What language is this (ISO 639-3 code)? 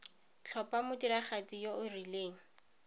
tsn